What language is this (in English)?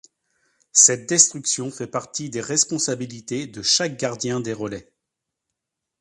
French